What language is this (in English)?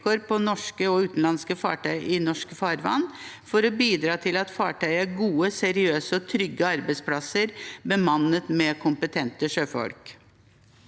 Norwegian